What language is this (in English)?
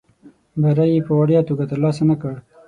Pashto